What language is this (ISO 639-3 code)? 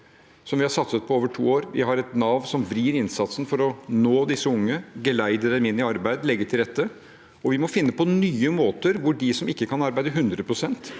nor